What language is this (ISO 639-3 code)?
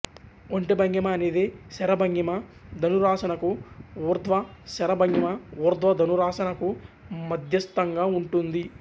tel